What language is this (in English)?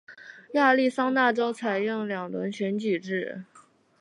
Chinese